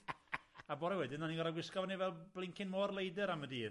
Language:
Welsh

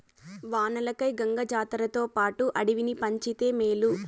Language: Telugu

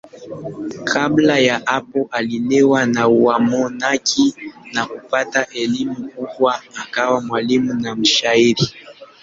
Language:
Swahili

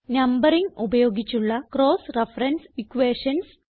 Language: Malayalam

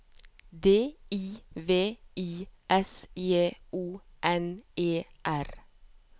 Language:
Norwegian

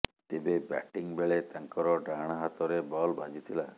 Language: Odia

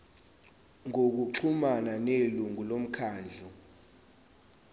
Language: Zulu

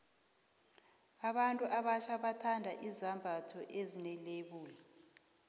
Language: South Ndebele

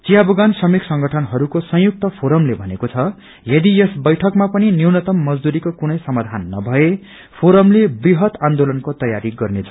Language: Nepali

